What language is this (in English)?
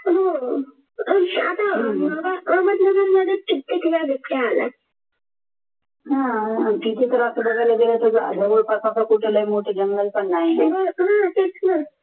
Marathi